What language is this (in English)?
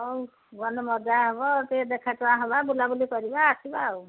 Odia